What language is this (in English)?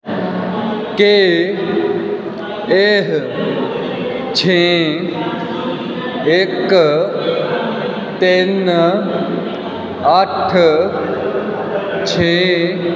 Punjabi